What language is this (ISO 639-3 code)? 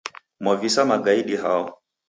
dav